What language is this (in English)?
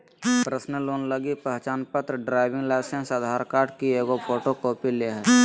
Magahi